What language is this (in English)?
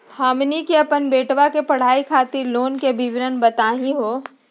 Magahi